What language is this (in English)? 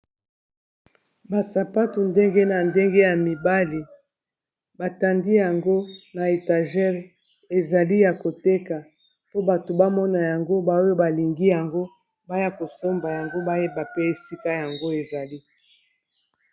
Lingala